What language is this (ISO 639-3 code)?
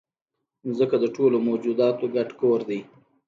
pus